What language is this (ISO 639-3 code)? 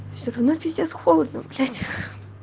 rus